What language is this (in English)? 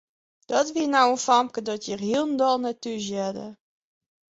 Western Frisian